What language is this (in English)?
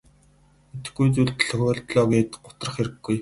Mongolian